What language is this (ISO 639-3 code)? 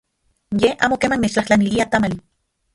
ncx